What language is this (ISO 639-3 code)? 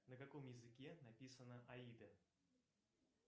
rus